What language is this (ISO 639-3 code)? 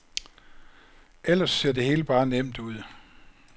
dan